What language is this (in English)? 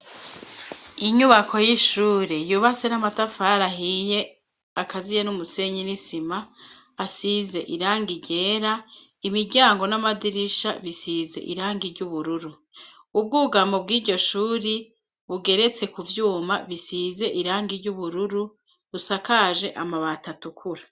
Rundi